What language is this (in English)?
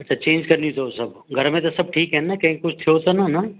Sindhi